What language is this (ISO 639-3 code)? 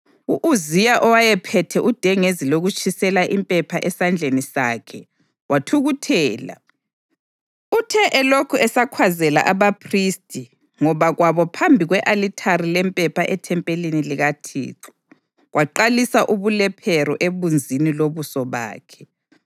nde